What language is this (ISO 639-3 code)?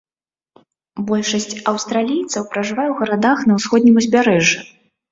bel